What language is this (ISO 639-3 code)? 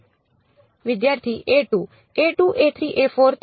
guj